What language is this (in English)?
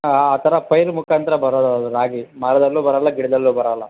Kannada